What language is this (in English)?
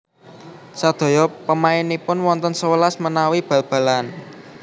Javanese